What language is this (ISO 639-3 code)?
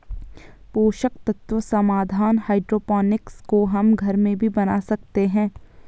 hin